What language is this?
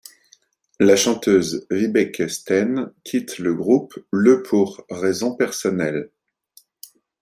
French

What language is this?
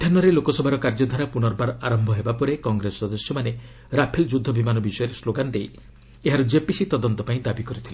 Odia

